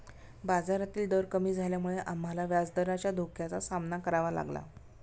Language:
Marathi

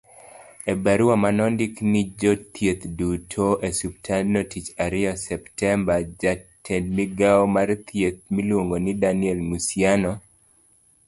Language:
Luo (Kenya and Tanzania)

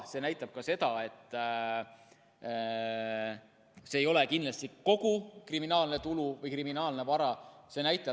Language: Estonian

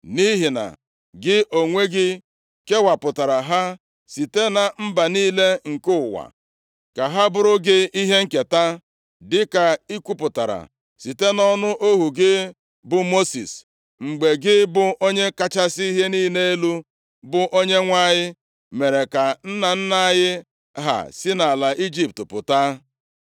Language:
Igbo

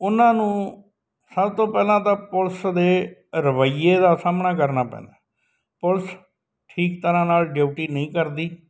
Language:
Punjabi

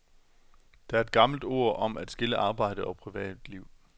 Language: Danish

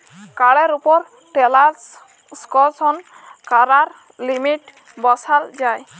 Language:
Bangla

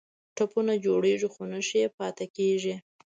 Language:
Pashto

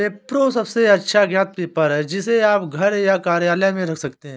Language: Hindi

